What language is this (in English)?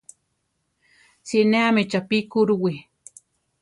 Central Tarahumara